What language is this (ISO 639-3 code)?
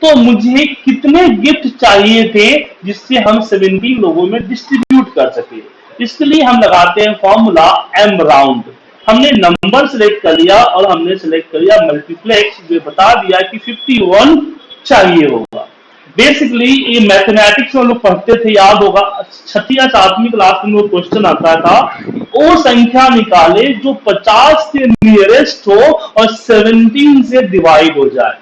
hin